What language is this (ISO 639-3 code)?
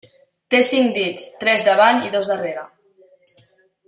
cat